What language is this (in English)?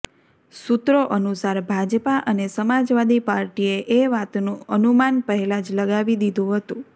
Gujarati